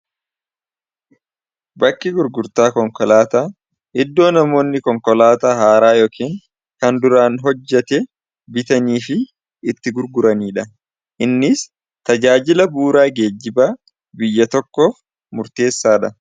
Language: Oromo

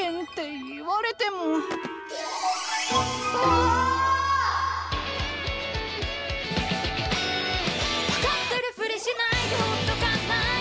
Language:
Japanese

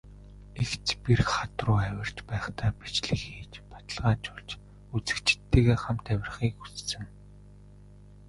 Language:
Mongolian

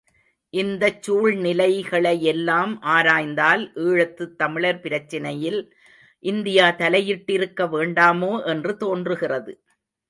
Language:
Tamil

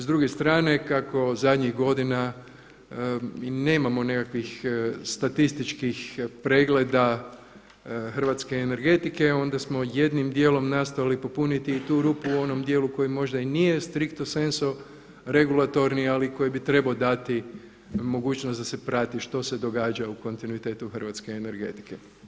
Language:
Croatian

